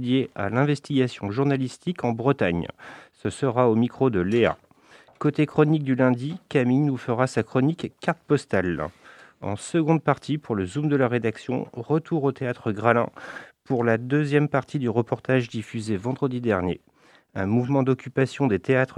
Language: French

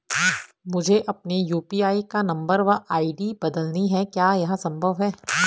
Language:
Hindi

